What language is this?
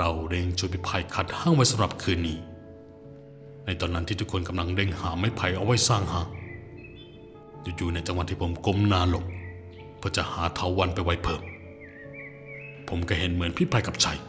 Thai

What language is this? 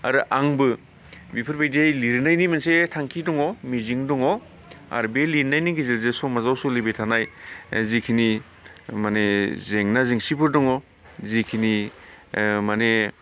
Bodo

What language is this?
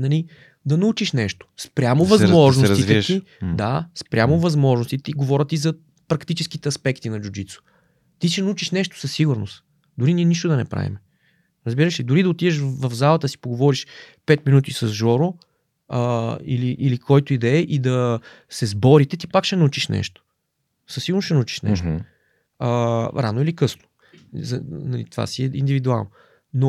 Bulgarian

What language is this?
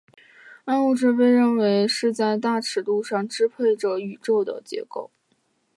Chinese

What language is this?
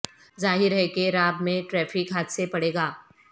Urdu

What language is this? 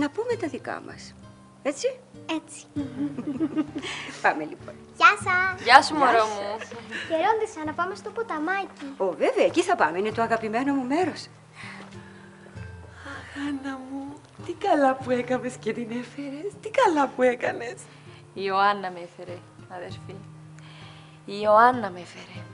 Greek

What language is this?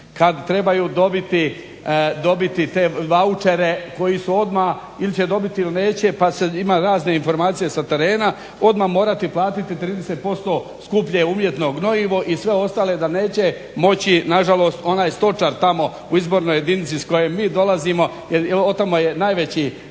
Croatian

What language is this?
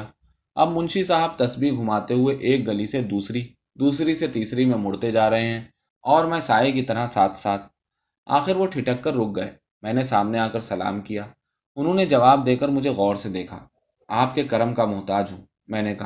Urdu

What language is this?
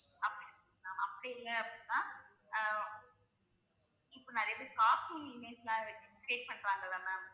Tamil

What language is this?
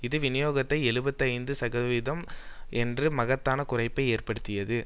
Tamil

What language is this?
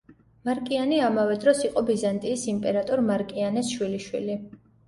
Georgian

